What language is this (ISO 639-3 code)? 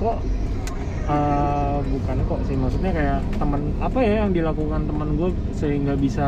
ind